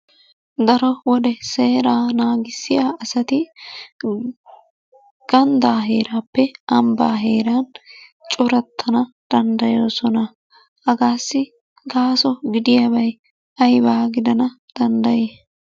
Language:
Wolaytta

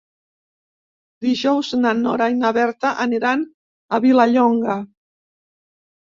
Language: Catalan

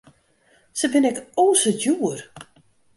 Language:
Western Frisian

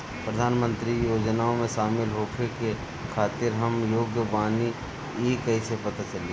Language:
Bhojpuri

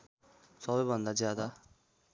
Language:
Nepali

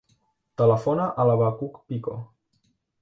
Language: Catalan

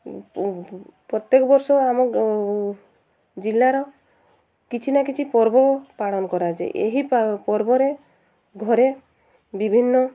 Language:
Odia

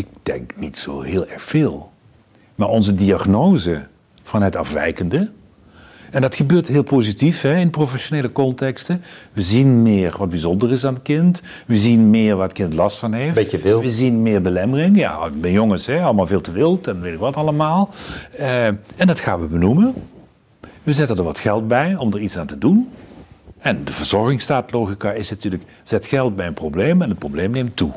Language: Dutch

